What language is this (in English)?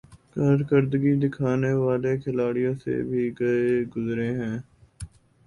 Urdu